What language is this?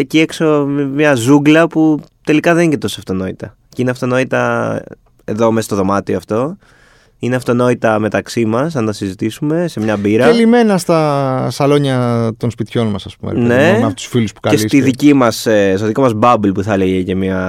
Greek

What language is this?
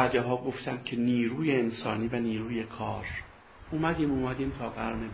Persian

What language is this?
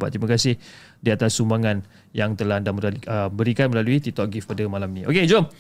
Malay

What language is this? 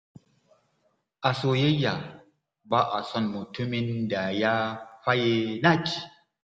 Hausa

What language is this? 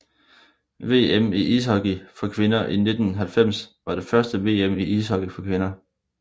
Danish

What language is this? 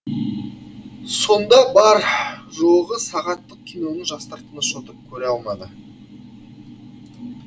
Kazakh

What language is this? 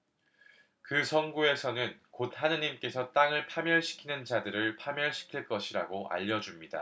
Korean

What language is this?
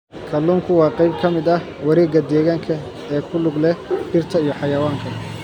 Somali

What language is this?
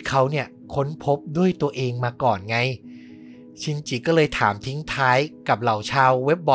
Thai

